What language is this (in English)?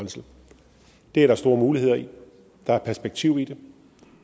Danish